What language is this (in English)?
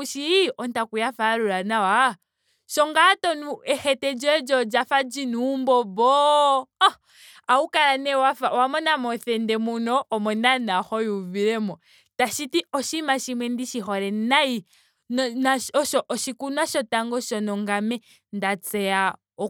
Ndonga